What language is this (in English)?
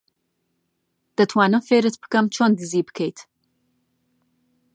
Central Kurdish